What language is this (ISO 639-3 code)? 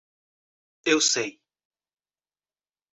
por